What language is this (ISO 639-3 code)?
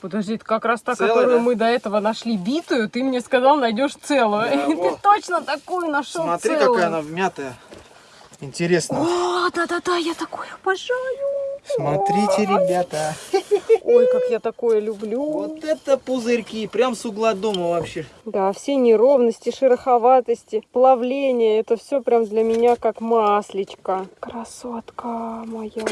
rus